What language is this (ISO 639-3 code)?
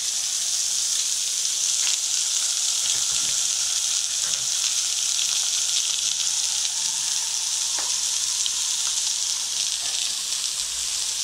por